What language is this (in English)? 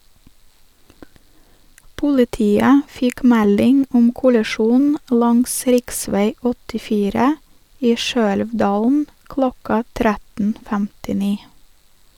Norwegian